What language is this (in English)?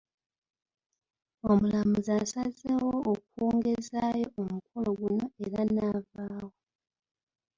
Ganda